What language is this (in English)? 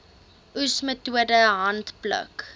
Afrikaans